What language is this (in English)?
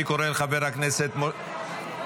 Hebrew